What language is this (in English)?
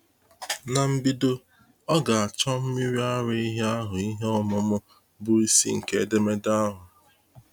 Igbo